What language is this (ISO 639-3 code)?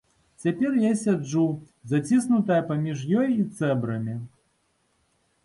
bel